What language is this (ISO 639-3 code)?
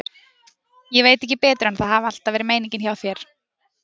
isl